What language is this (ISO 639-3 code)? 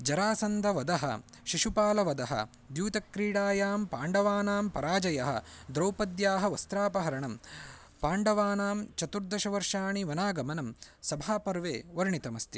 san